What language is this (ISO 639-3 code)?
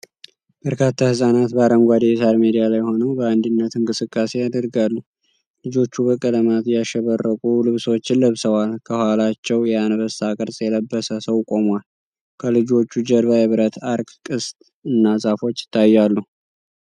amh